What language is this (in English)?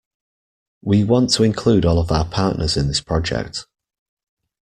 English